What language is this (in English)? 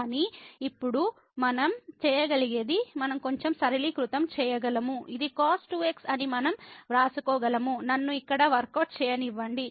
Telugu